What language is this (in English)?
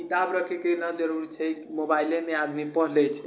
Maithili